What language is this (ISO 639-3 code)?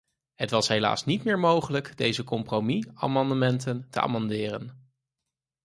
nld